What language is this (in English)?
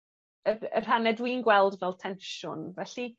Welsh